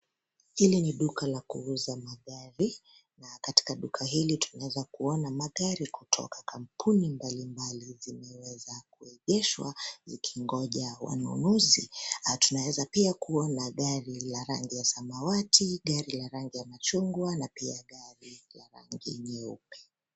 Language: Swahili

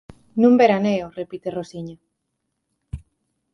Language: Galician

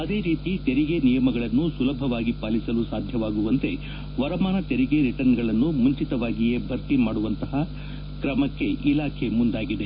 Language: Kannada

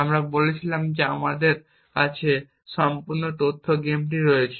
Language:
Bangla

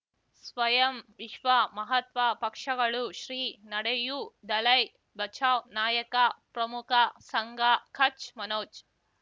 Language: Kannada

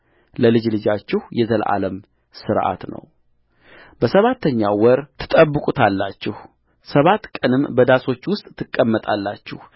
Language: Amharic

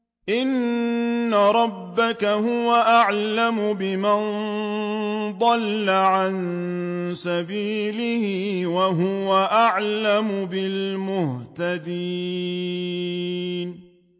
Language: Arabic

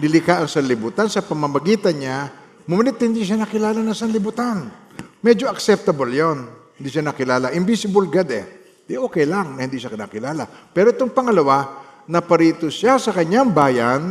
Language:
Filipino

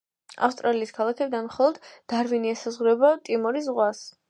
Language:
Georgian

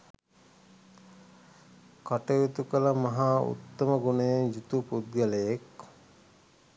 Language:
Sinhala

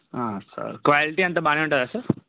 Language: Telugu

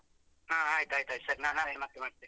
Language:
Kannada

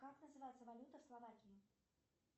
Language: Russian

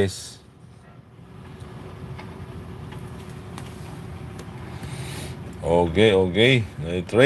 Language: Filipino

